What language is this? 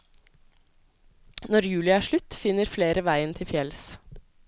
Norwegian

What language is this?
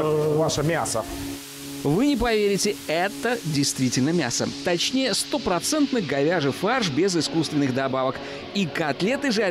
Russian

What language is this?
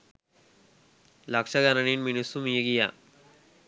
Sinhala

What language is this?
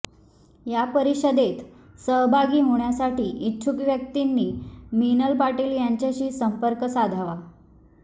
Marathi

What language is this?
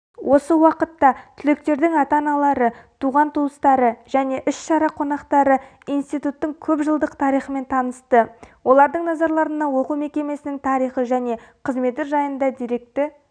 Kazakh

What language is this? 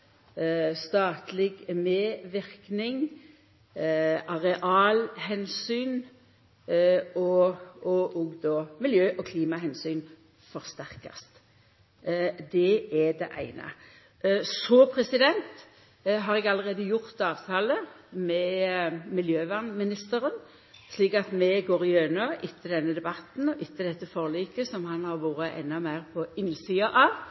Norwegian Nynorsk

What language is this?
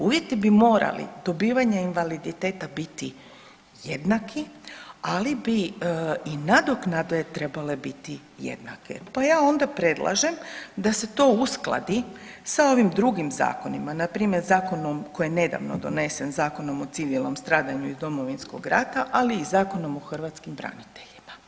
Croatian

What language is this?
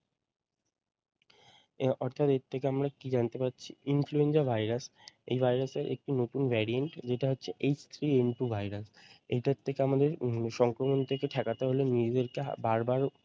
Bangla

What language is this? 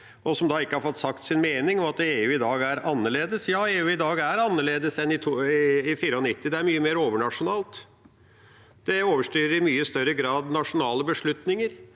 Norwegian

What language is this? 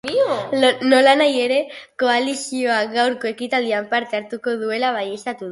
Basque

